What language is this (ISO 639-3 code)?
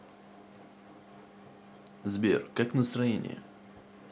rus